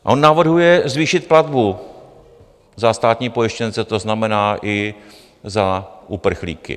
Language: Czech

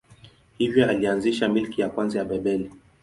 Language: Swahili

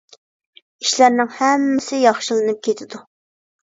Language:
Uyghur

